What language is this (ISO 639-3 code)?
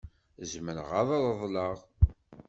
kab